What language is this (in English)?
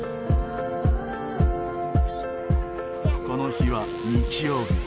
Japanese